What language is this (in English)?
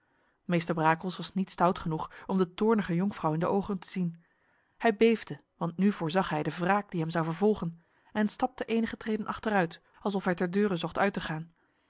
Dutch